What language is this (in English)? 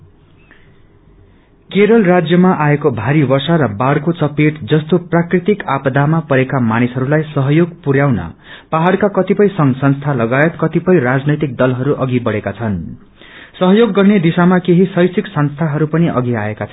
Nepali